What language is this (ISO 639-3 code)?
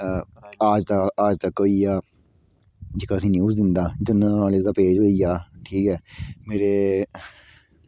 doi